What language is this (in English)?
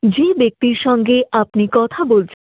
Santali